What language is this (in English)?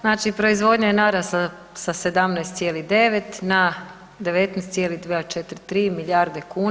Croatian